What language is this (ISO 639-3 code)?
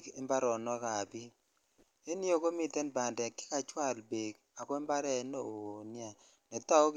kln